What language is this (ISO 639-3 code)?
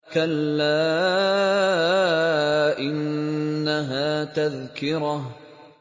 ara